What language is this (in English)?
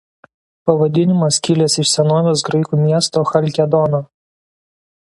Lithuanian